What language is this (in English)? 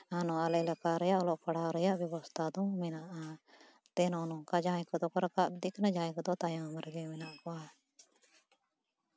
Santali